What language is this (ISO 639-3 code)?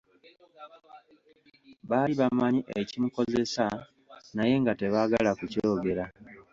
lug